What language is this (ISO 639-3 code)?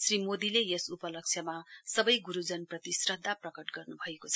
nep